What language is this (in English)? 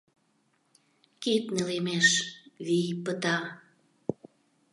Mari